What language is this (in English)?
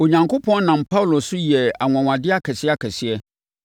Akan